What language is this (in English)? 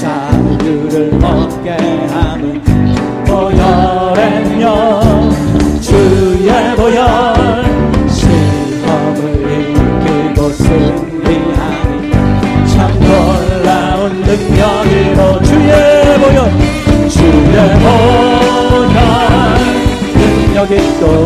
Korean